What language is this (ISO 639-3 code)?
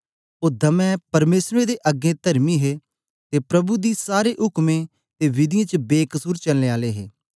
doi